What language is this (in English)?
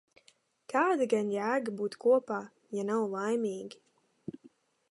Latvian